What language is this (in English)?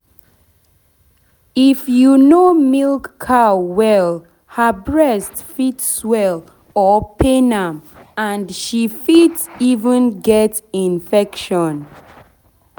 Nigerian Pidgin